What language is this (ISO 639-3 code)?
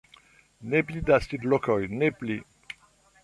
epo